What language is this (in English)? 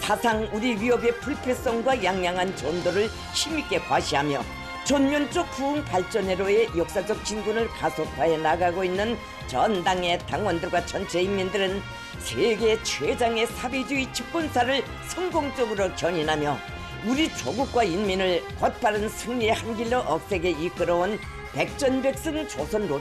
Korean